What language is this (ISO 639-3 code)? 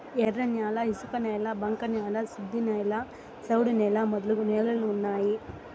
tel